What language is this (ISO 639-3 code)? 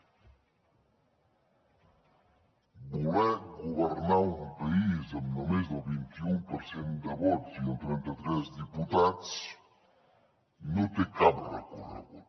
cat